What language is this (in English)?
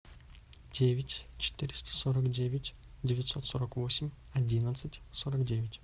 Russian